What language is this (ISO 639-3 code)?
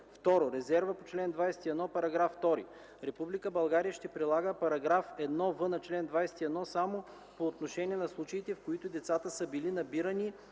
bul